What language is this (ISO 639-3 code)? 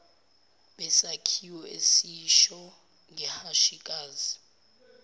zul